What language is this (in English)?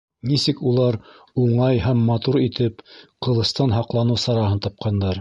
Bashkir